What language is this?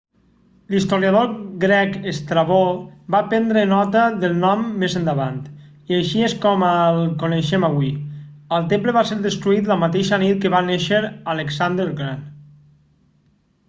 Catalan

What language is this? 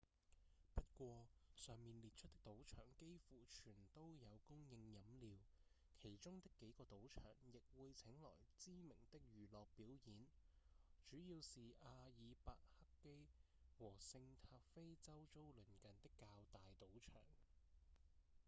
Cantonese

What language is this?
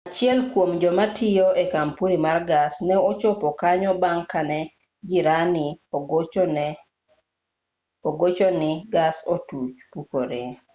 Luo (Kenya and Tanzania)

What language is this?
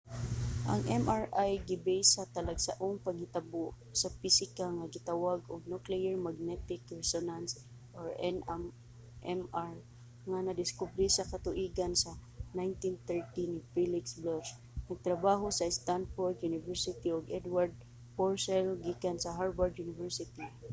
Cebuano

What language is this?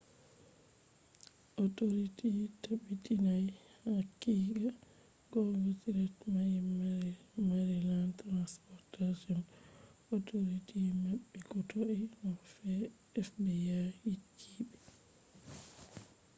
Fula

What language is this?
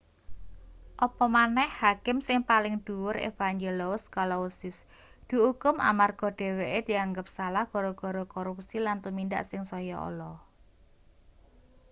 Javanese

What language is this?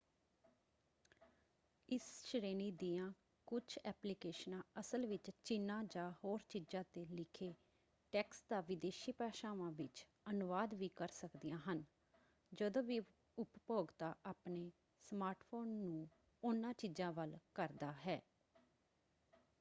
Punjabi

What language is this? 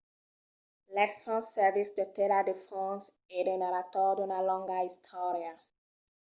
Occitan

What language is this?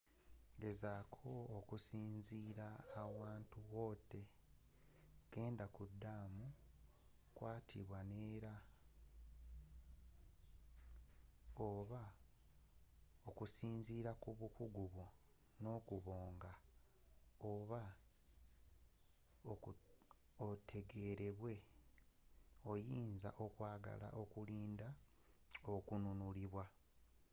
Ganda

